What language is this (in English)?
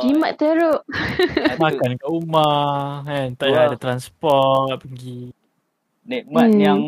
Malay